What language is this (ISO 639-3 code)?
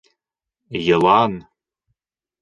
bak